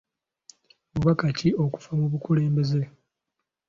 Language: Ganda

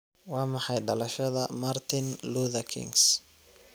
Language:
Somali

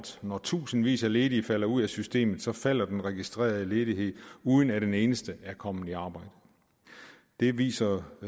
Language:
Danish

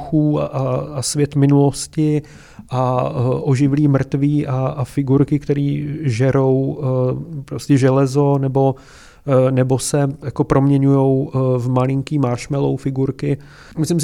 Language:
Czech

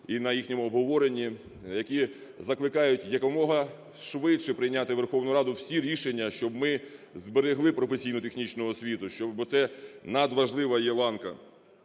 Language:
Ukrainian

